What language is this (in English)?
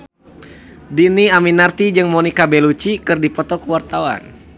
Sundanese